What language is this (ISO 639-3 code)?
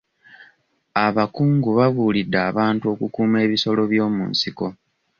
lug